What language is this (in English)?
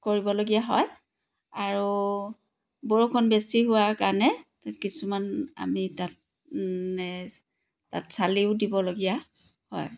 Assamese